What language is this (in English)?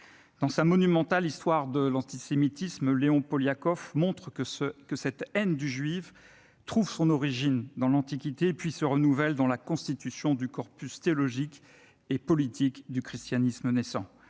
French